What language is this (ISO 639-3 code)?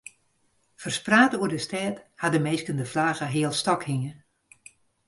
fry